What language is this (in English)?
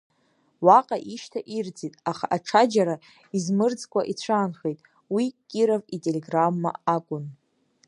Abkhazian